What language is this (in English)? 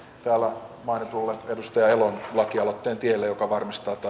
Finnish